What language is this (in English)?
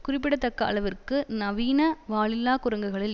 Tamil